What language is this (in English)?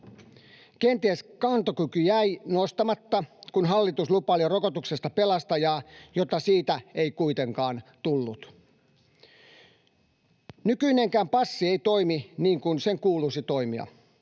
Finnish